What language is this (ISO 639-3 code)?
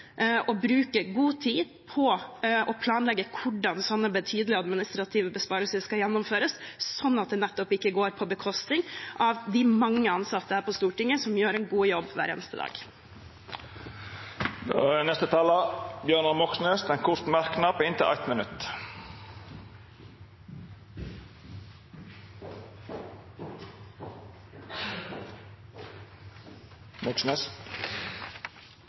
nor